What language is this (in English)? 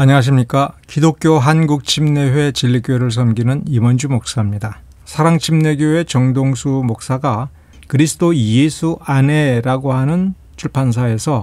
Korean